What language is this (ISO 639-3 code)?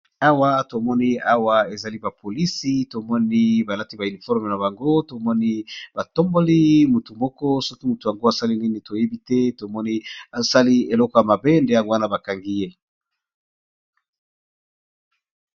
lin